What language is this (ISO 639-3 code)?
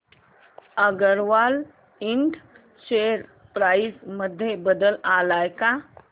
mar